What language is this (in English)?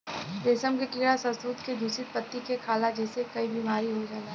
Bhojpuri